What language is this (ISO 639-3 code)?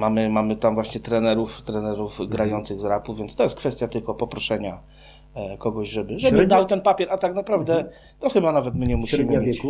pol